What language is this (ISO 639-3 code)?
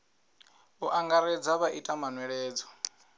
ven